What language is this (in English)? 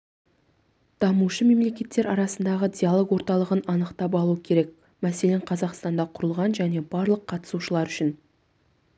Kazakh